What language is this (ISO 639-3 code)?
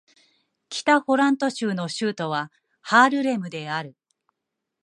jpn